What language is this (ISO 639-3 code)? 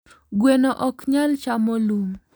luo